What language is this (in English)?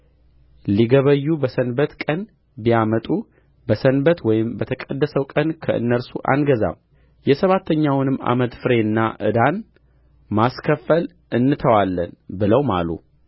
Amharic